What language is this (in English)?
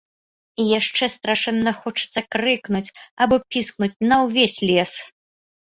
Belarusian